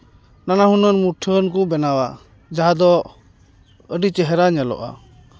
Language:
Santali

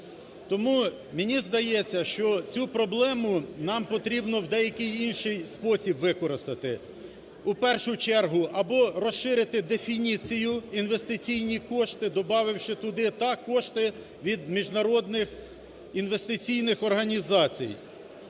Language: Ukrainian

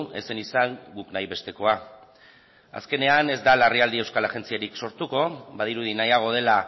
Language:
Basque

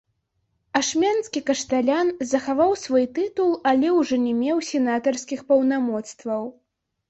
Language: Belarusian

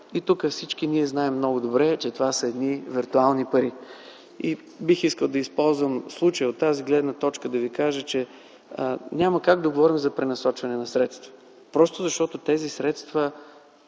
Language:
Bulgarian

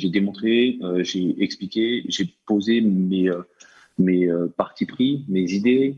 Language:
French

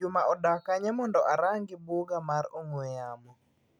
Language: Luo (Kenya and Tanzania)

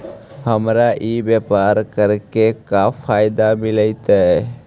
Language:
Magahi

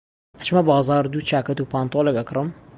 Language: Central Kurdish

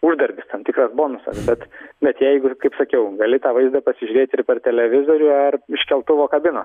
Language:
Lithuanian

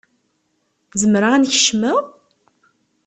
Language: Kabyle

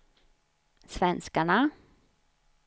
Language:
Swedish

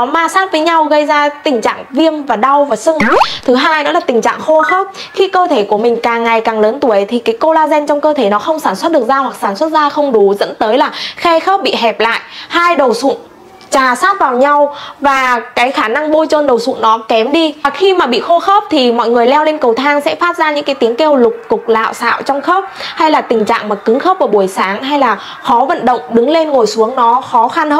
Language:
Vietnamese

